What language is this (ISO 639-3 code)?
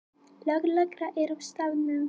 isl